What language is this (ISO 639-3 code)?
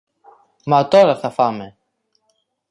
ell